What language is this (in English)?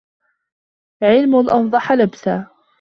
Arabic